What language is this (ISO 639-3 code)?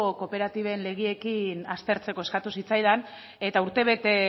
eus